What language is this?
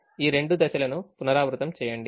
Telugu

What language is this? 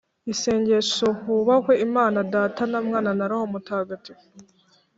Kinyarwanda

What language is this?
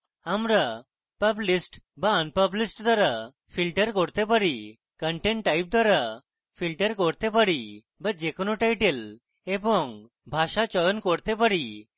Bangla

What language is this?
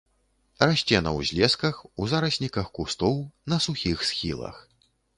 Belarusian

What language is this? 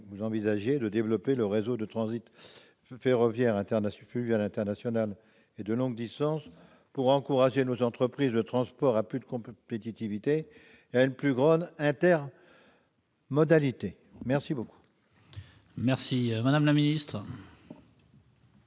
French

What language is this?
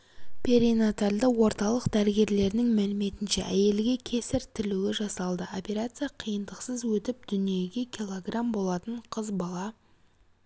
Kazakh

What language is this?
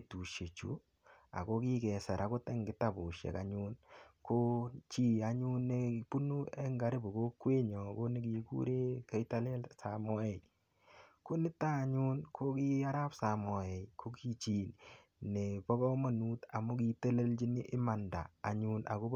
Kalenjin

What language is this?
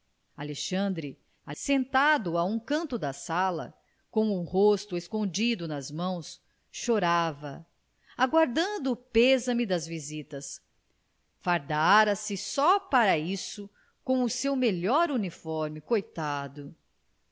Portuguese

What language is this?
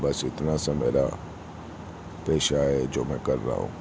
Urdu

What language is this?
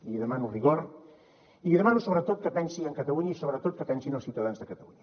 Catalan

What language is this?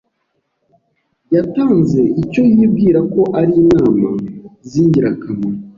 Kinyarwanda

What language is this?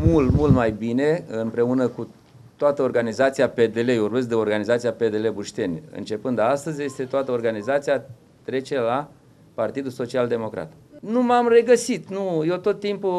Romanian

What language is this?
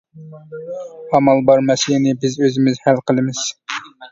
Uyghur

